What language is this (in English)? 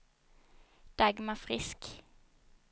Swedish